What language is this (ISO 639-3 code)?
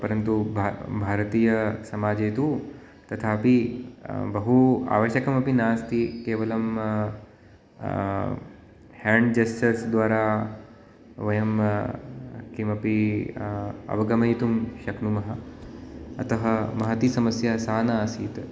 san